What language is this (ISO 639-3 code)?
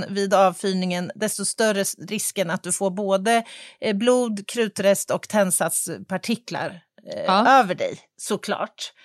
swe